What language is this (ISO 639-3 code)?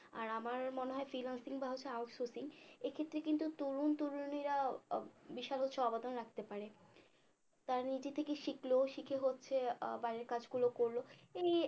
ben